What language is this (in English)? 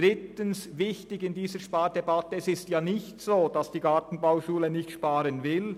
Swiss German